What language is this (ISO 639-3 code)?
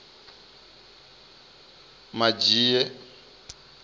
ven